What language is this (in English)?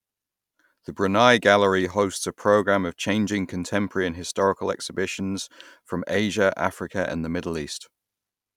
English